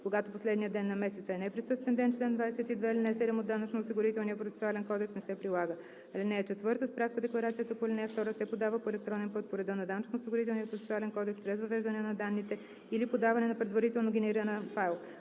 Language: Bulgarian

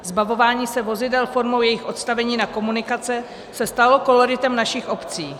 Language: Czech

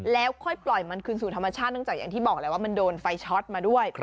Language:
Thai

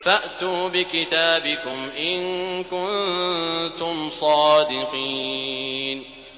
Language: Arabic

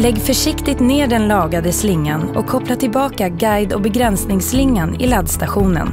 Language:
Swedish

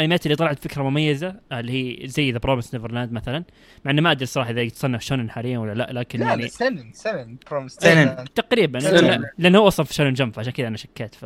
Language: Arabic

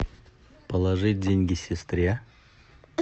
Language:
Russian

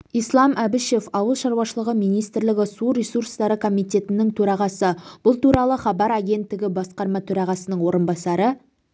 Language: Kazakh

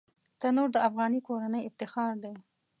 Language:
Pashto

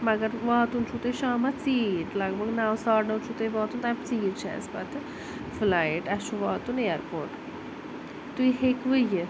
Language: Kashmiri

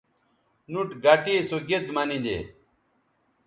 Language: Bateri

